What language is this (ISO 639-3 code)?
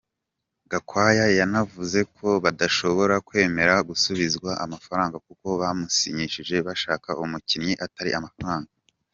kin